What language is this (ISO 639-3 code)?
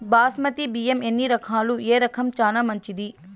tel